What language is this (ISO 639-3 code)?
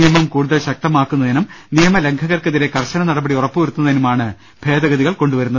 mal